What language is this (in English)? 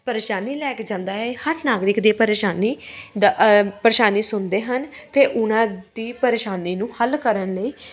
Punjabi